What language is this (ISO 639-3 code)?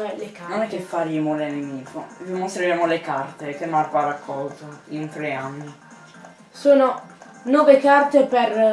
ita